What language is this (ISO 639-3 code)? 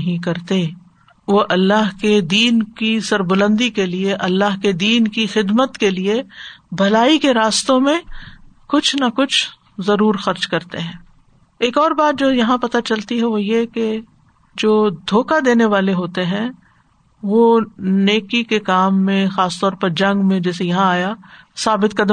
urd